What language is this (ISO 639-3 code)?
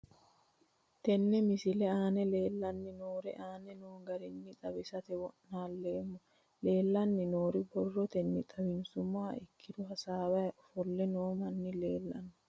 sid